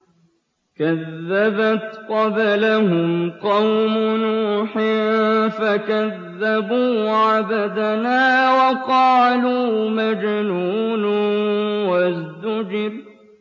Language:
Arabic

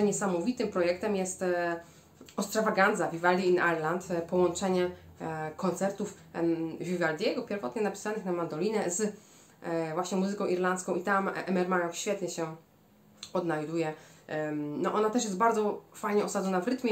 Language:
Polish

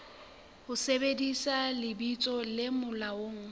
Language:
Southern Sotho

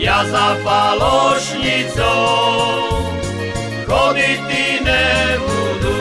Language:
Slovak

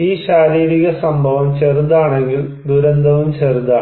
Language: Malayalam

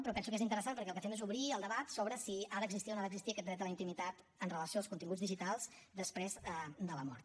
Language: Catalan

